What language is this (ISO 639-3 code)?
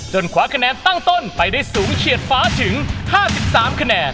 tha